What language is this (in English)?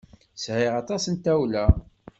Kabyle